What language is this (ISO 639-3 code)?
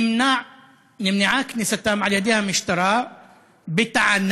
heb